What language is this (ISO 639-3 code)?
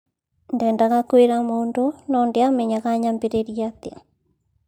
kik